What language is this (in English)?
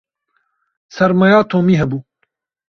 Kurdish